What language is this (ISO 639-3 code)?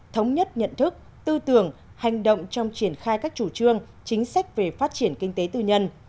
vie